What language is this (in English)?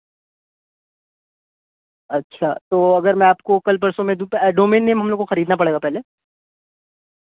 Urdu